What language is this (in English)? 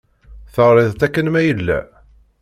Kabyle